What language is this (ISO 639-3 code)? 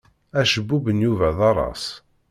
kab